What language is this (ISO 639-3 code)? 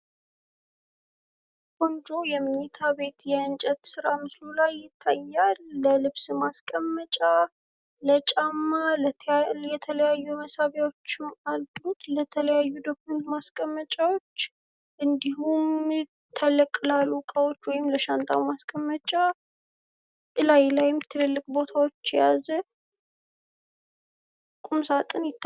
amh